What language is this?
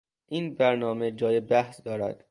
Persian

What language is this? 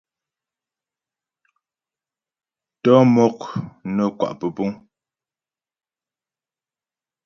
Ghomala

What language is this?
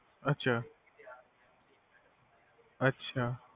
Punjabi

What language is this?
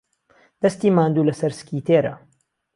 Central Kurdish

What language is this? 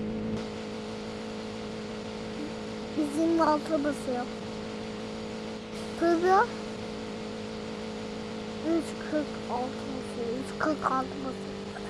Turkish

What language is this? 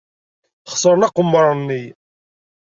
Kabyle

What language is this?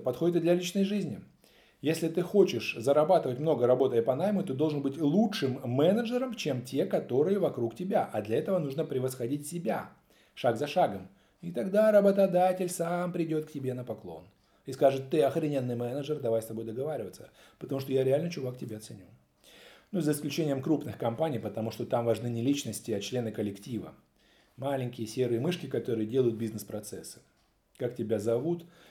Russian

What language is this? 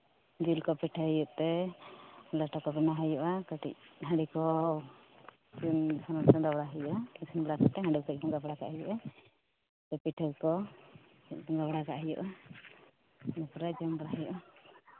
Santali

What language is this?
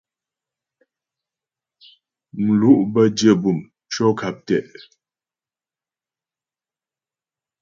Ghomala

